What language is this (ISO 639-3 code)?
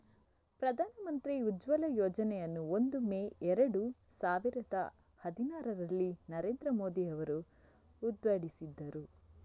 kan